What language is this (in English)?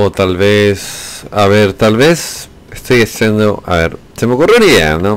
Spanish